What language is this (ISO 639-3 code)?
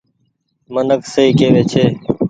gig